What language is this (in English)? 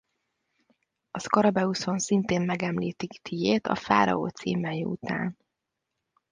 Hungarian